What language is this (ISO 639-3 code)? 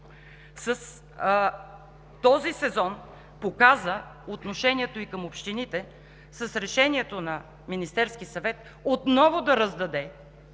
bul